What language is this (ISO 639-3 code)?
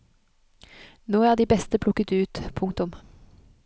nor